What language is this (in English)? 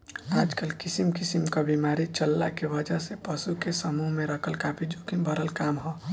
Bhojpuri